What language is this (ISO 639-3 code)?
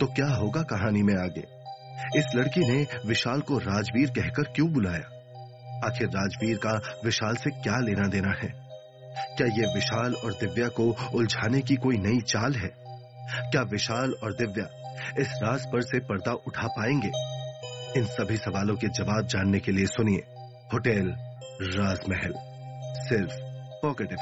hin